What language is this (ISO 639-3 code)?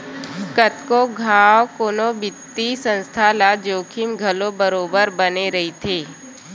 hne